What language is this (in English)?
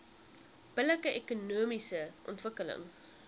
Afrikaans